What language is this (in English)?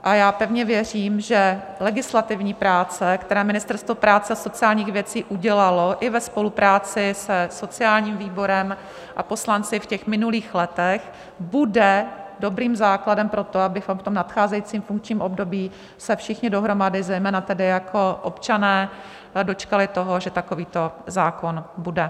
Czech